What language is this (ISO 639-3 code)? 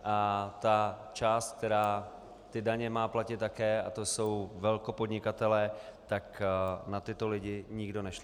ces